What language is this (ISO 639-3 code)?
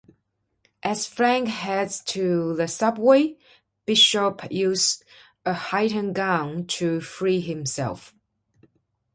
eng